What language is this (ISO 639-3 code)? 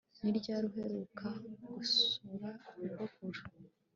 kin